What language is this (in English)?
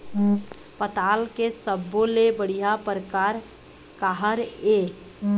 Chhattisgarhi